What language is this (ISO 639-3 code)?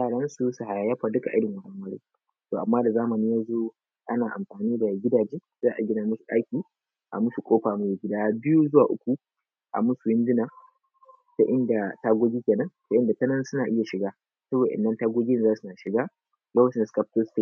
hau